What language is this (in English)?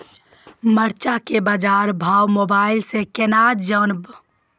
Maithili